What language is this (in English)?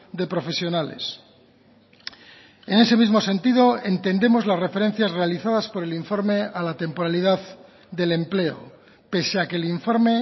Spanish